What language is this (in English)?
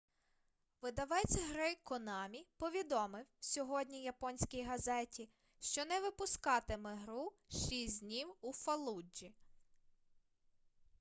Ukrainian